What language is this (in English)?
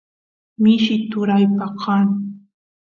Santiago del Estero Quichua